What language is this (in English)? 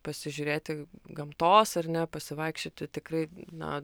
Lithuanian